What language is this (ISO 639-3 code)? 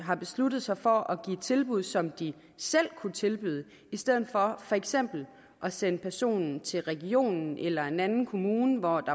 dan